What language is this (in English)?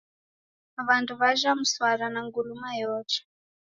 Taita